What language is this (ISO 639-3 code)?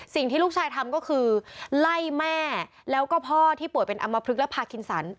tha